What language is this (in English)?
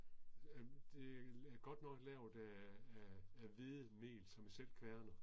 Danish